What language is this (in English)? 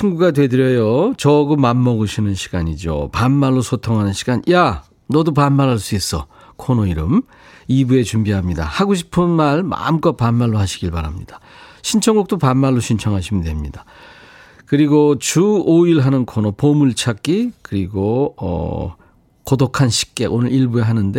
Korean